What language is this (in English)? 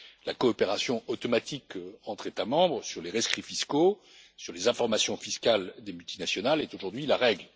French